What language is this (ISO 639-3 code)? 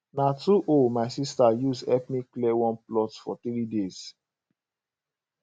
pcm